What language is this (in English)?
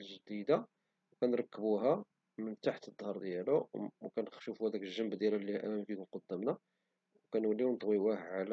Moroccan Arabic